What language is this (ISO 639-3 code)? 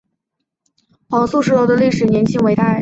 zho